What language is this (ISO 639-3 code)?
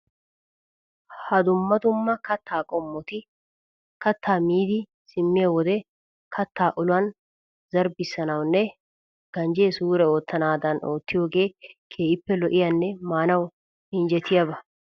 wal